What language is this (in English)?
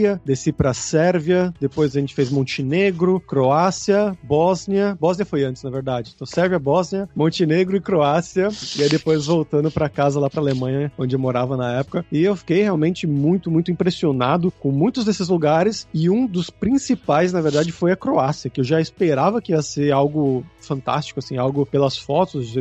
Portuguese